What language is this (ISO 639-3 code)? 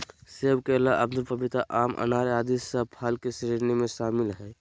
mag